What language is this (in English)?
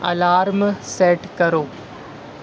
Urdu